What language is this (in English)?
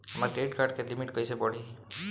Bhojpuri